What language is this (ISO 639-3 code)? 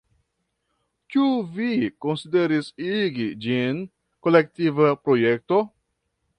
epo